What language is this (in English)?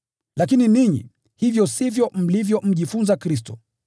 Swahili